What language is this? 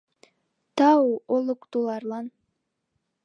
Mari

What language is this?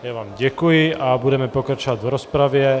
Czech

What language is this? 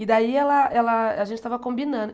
Portuguese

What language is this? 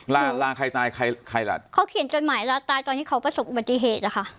Thai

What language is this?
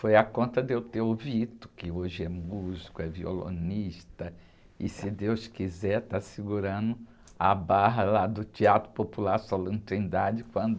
Portuguese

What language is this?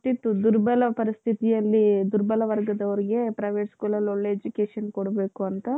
Kannada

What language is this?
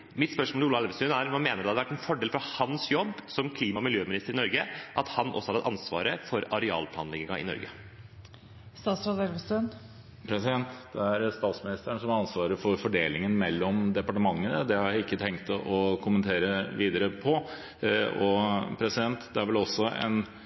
Norwegian Bokmål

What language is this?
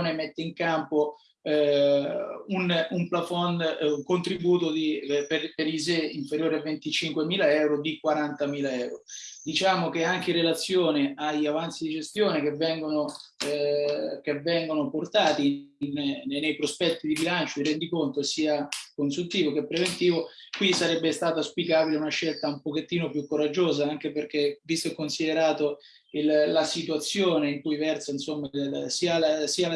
Italian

